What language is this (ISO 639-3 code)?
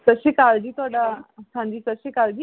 pan